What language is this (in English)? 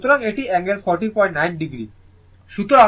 Bangla